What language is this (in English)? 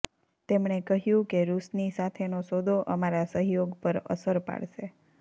Gujarati